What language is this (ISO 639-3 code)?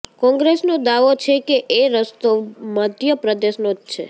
guj